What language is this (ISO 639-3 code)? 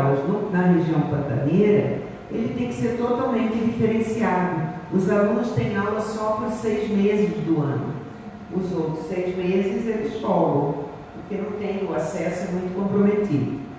por